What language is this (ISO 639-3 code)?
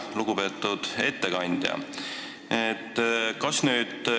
est